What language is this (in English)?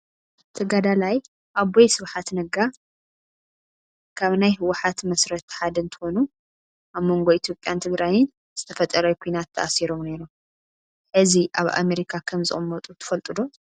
Tigrinya